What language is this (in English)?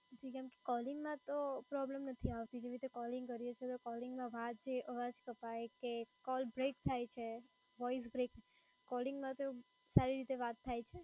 Gujarati